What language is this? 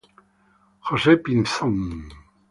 Italian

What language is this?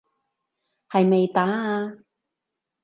Cantonese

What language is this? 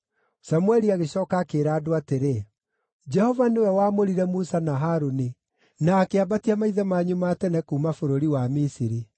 Kikuyu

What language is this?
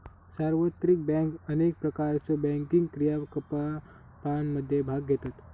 Marathi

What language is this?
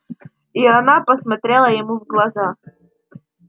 Russian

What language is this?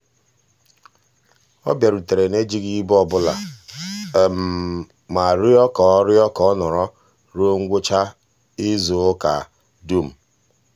Igbo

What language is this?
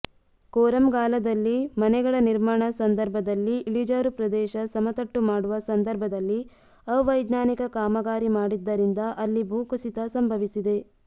Kannada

